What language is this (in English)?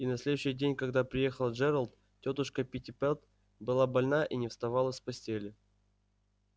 Russian